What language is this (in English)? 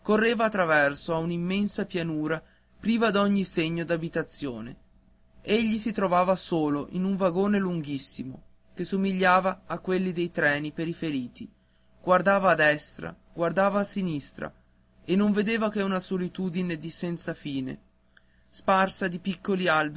Italian